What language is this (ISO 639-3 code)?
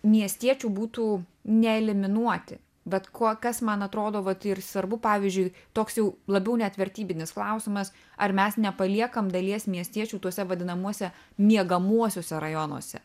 lit